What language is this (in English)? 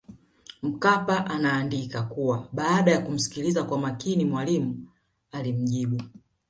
Swahili